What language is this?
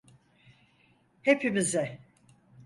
Turkish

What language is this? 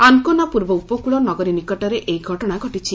Odia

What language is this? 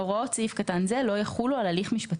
Hebrew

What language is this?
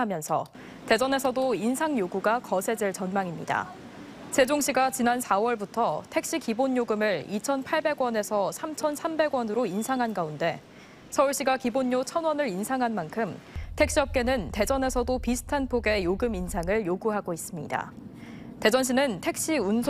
Korean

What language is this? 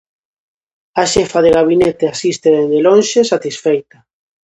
Galician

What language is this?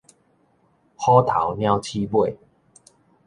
Min Nan Chinese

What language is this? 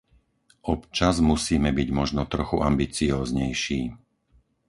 Slovak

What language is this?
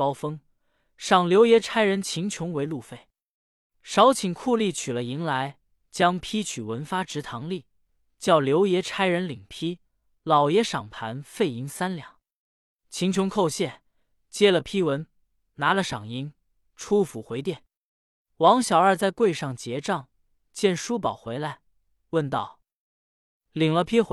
Chinese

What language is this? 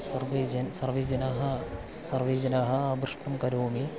Sanskrit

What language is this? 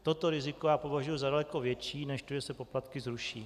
Czech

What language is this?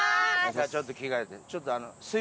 Japanese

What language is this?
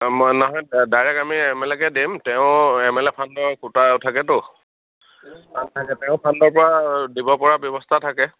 Assamese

